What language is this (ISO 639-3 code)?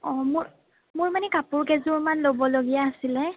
asm